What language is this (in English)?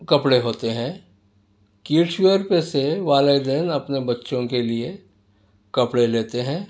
Urdu